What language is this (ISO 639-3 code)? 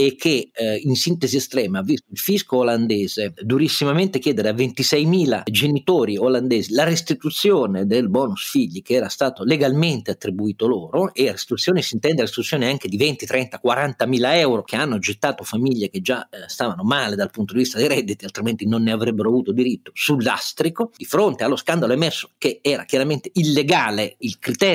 ita